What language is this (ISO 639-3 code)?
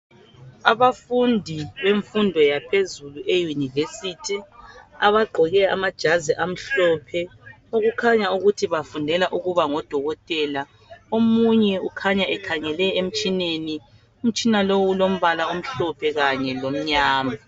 nde